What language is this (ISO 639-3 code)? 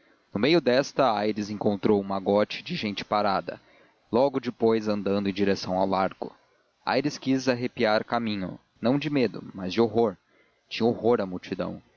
por